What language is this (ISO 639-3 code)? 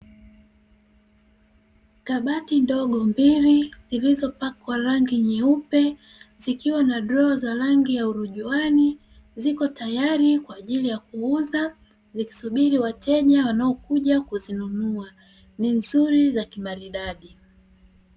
swa